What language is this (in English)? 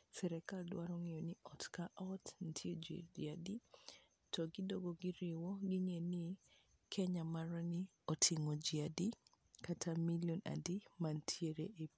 Luo (Kenya and Tanzania)